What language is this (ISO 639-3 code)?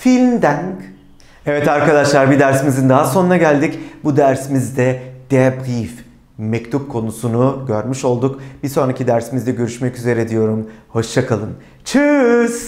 tur